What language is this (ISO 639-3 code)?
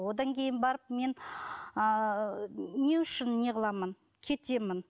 kaz